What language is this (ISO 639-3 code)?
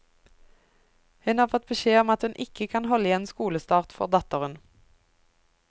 nor